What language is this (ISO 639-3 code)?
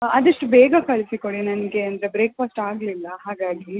kan